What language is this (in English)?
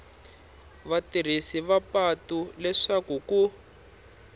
Tsonga